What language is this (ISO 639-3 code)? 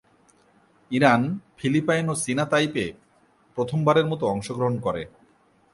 ben